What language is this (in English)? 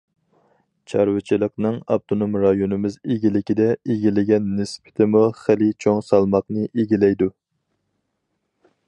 Uyghur